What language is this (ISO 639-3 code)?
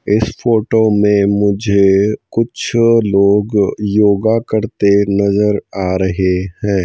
hin